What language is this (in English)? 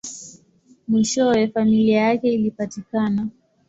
Swahili